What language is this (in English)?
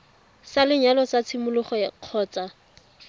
Tswana